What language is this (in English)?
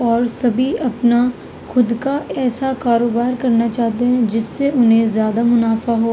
Urdu